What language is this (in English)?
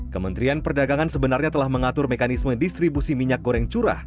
Indonesian